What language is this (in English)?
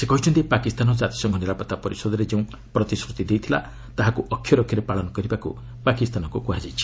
Odia